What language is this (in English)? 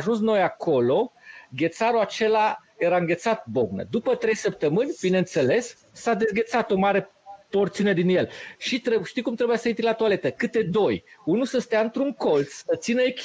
Romanian